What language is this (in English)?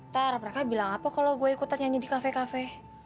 Indonesian